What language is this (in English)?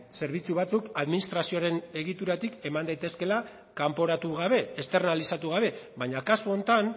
Basque